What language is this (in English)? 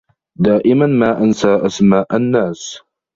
Arabic